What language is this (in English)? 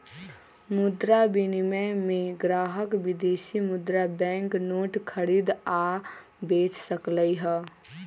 Magahi